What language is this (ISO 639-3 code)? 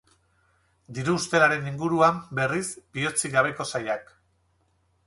eus